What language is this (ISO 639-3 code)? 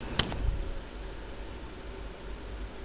snd